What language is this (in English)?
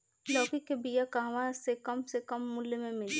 Bhojpuri